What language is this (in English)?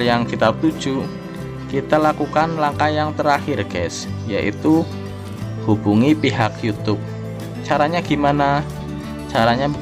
Indonesian